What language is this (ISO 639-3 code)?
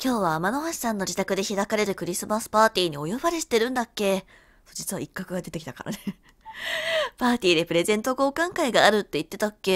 jpn